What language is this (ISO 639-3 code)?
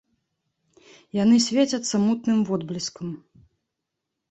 bel